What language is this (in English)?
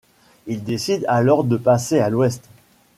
French